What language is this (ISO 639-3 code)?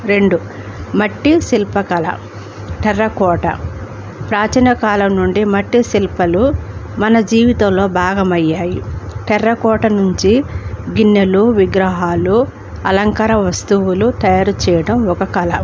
tel